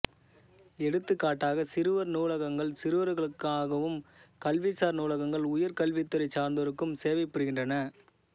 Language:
Tamil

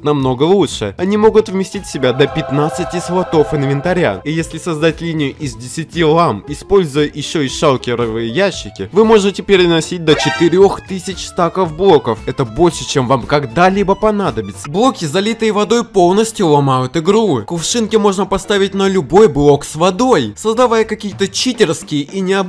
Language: Russian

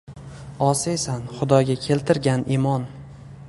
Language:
Uzbek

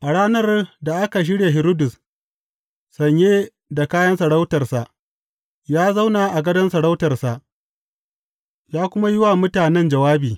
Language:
Hausa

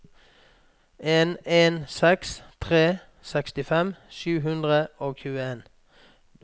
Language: Norwegian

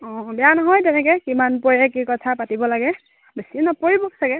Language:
Assamese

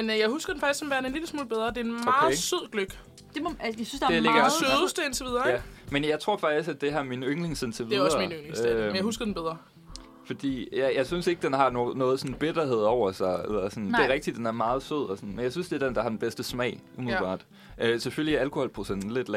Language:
Danish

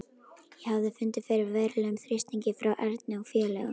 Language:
Icelandic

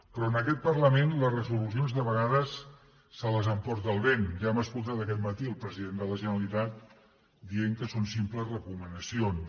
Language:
Catalan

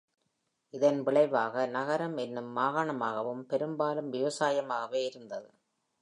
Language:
Tamil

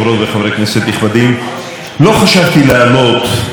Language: Hebrew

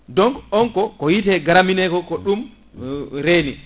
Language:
Fula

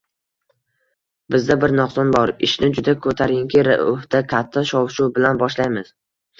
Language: Uzbek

